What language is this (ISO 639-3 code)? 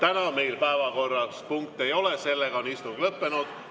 est